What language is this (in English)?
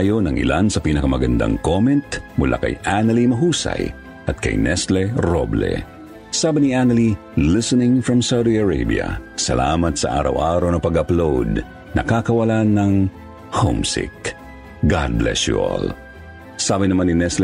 Filipino